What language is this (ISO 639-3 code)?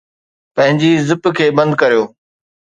snd